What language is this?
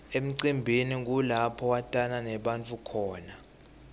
Swati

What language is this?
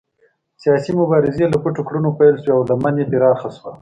Pashto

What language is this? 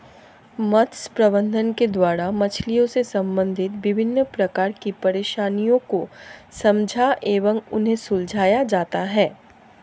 Hindi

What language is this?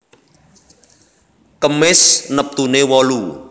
Javanese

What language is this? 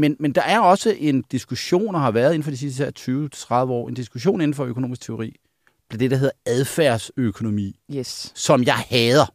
Danish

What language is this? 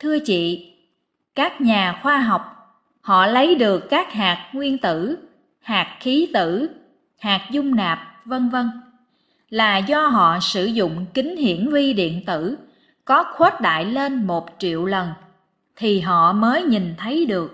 Vietnamese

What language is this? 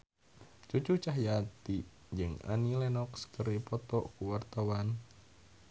Sundanese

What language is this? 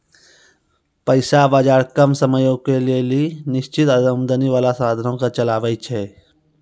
Maithili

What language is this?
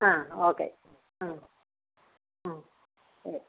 Malayalam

